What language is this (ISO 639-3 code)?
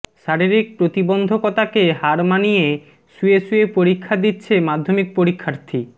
ben